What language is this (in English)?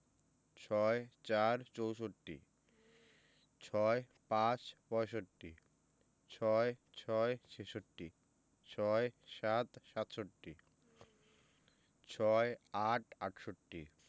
Bangla